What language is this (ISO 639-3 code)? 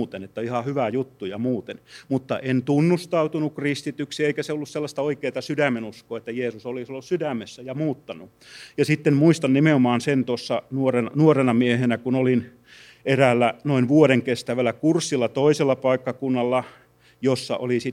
fin